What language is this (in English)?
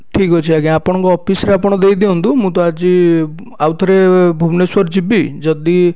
Odia